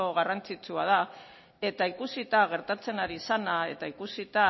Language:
Basque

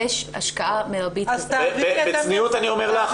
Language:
Hebrew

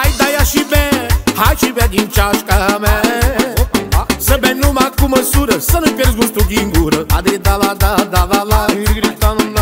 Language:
Romanian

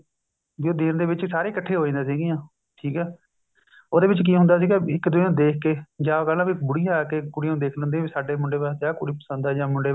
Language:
Punjabi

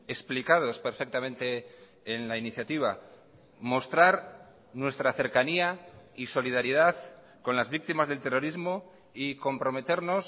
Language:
Spanish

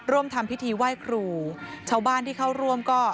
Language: Thai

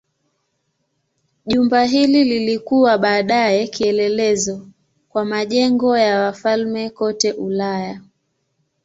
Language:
Swahili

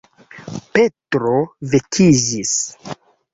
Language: Esperanto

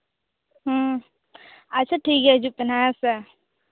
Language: Santali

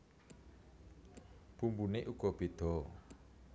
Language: Javanese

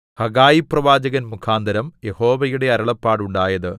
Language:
Malayalam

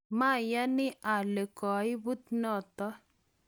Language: Kalenjin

